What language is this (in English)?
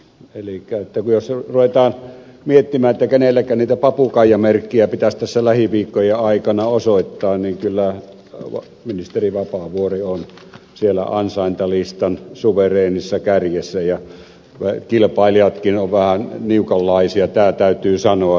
Finnish